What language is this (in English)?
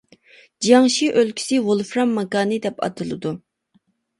Uyghur